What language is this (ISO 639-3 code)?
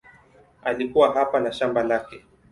swa